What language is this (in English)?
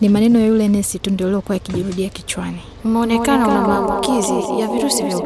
Swahili